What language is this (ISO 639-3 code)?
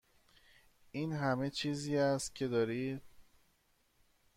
fas